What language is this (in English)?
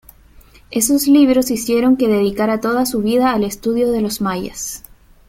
Spanish